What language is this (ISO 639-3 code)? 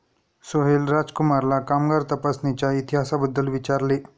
mar